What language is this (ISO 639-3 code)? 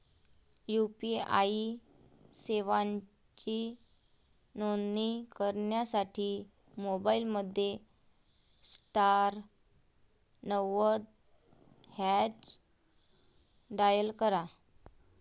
mar